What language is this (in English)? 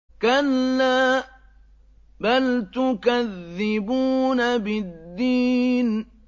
Arabic